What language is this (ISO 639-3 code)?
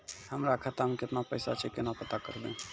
mai